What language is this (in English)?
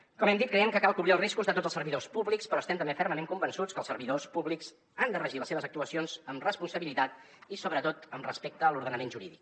Catalan